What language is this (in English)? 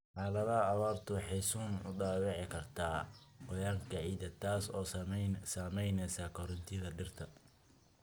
Somali